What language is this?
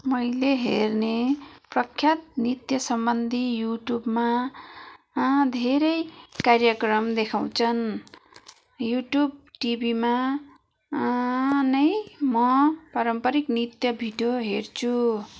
Nepali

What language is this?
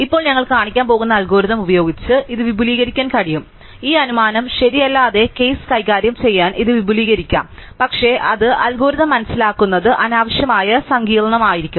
Malayalam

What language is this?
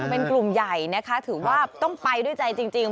Thai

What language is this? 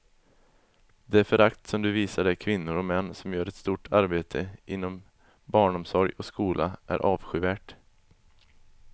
Swedish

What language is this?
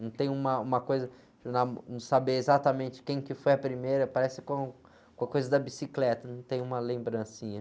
Portuguese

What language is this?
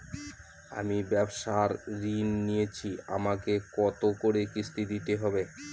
Bangla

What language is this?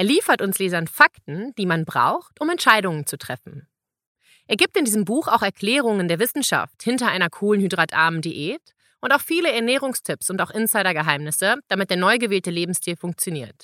German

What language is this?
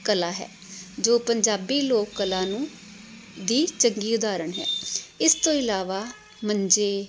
Punjabi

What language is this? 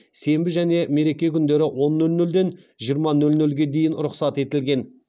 Kazakh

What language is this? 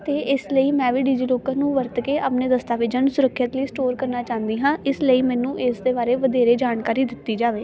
Punjabi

